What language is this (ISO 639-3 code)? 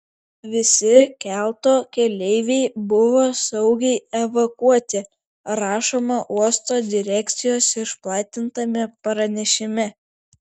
lit